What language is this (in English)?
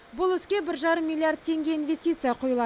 Kazakh